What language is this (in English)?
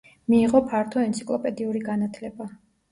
Georgian